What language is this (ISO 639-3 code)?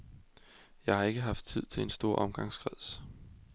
dan